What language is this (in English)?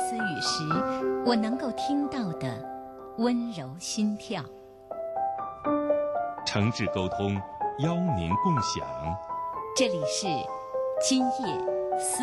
Chinese